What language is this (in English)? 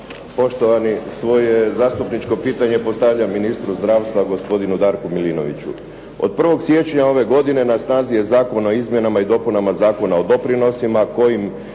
Croatian